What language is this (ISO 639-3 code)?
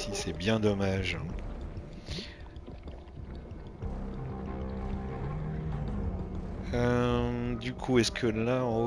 fra